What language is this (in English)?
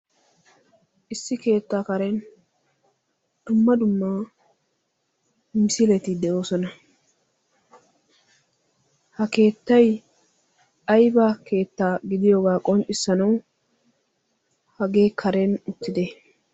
Wolaytta